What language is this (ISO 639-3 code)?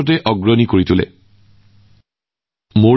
asm